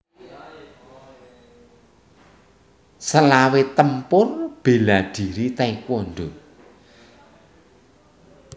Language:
Javanese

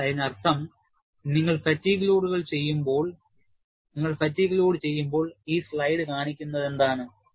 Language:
Malayalam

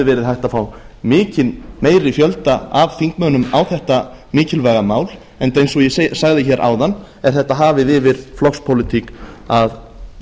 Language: Icelandic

